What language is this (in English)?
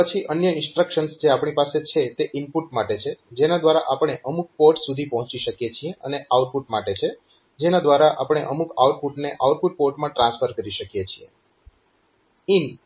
Gujarati